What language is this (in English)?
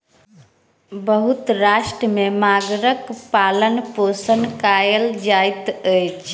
Maithili